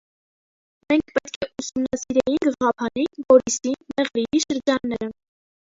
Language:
Armenian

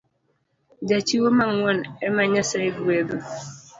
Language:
Luo (Kenya and Tanzania)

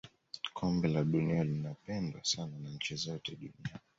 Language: Swahili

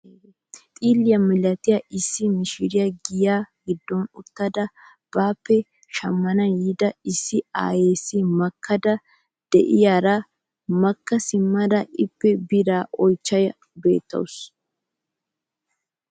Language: Wolaytta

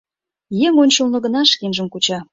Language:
Mari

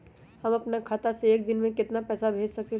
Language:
Magahi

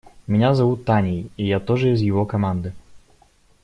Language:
Russian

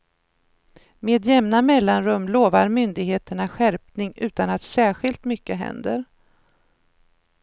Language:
Swedish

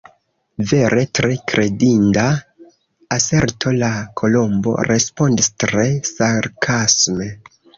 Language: Esperanto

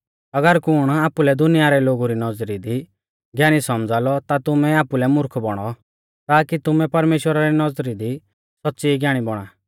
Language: Mahasu Pahari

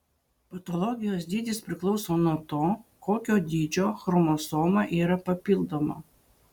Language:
Lithuanian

